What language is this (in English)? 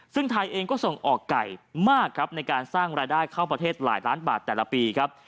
Thai